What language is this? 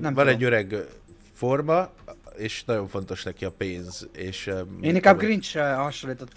Hungarian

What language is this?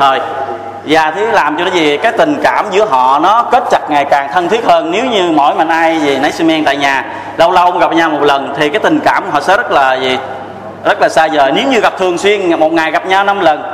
Vietnamese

